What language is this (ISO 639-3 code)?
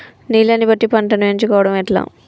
tel